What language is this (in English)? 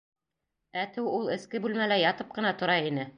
Bashkir